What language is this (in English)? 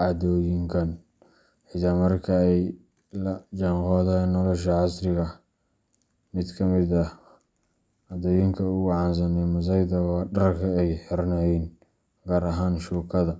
Somali